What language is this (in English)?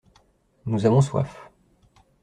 French